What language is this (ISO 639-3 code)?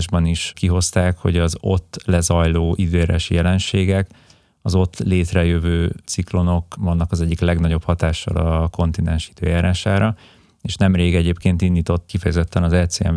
hun